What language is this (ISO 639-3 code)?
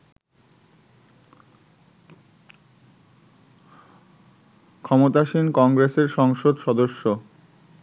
ben